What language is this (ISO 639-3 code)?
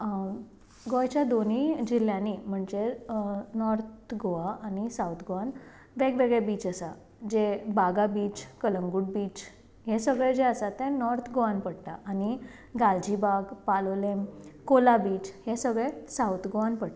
kok